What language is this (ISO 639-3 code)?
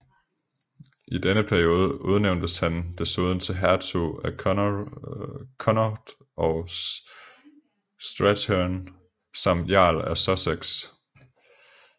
dan